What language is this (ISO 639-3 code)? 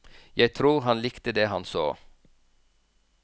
nor